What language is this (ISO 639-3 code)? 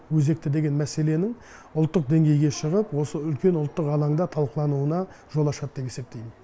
kaz